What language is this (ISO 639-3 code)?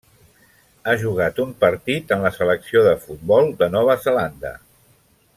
cat